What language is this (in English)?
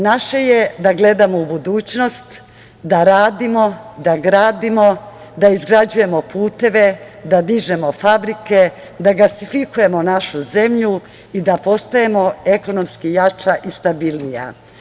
Serbian